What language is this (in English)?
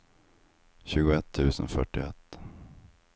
Swedish